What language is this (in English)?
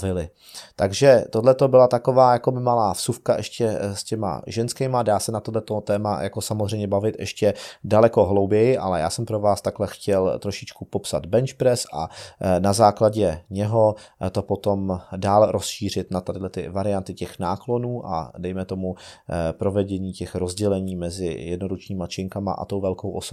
Czech